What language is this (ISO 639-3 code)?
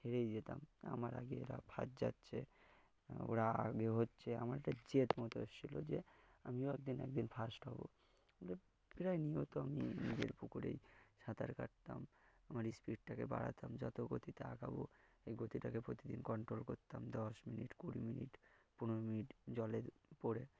ben